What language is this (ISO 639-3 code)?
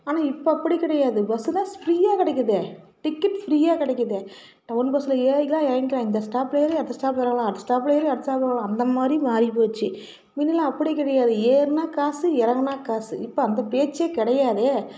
tam